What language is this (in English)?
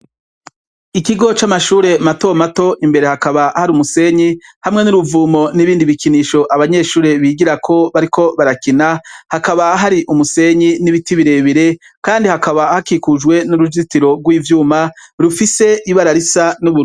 Rundi